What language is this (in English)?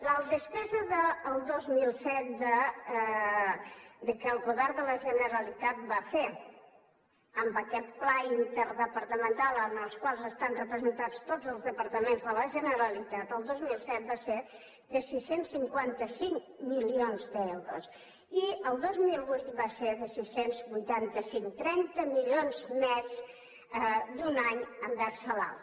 Catalan